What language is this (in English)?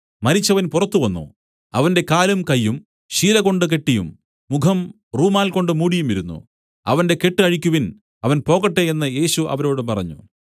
Malayalam